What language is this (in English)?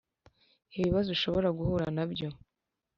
Kinyarwanda